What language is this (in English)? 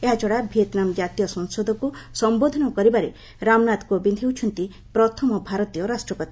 Odia